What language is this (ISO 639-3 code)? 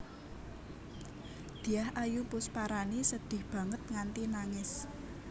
jav